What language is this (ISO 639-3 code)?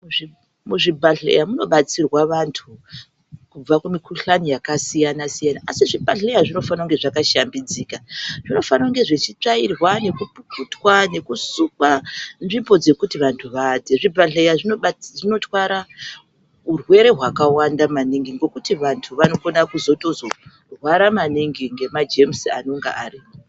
ndc